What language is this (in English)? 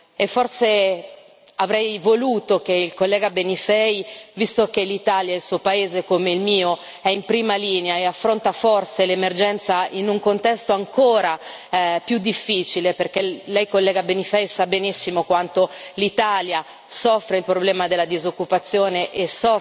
Italian